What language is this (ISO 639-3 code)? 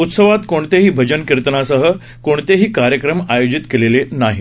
mar